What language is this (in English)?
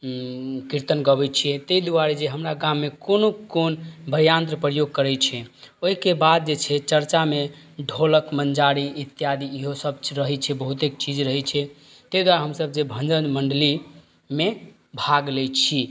Maithili